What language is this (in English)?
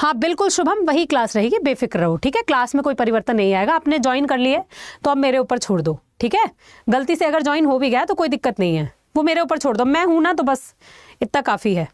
Hindi